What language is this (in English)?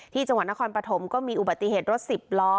Thai